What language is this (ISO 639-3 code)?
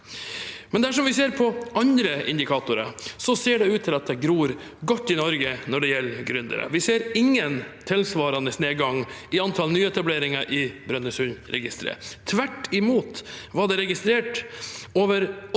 nor